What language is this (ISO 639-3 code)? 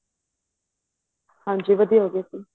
pan